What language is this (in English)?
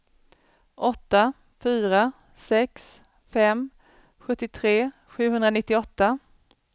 Swedish